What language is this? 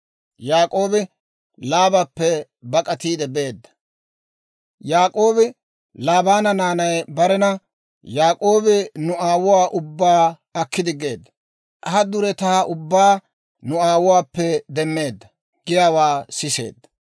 Dawro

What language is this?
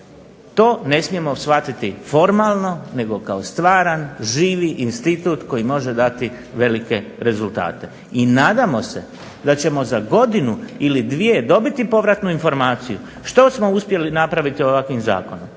Croatian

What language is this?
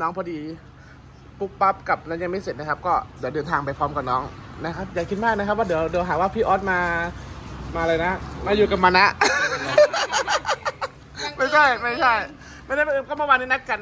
Thai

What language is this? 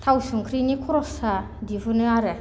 Bodo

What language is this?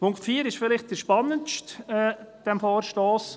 Swiss German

